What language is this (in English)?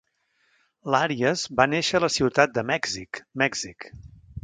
Catalan